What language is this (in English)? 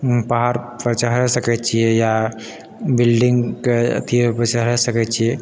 Maithili